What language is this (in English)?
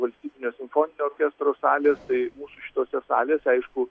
Lithuanian